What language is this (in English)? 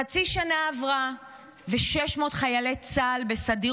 Hebrew